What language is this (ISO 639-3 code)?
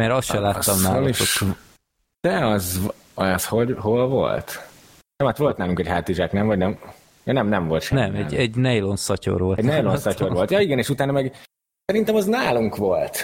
hun